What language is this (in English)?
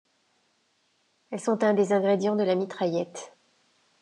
French